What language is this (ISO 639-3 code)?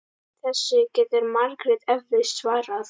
isl